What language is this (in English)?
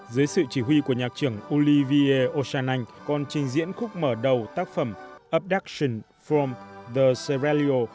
Vietnamese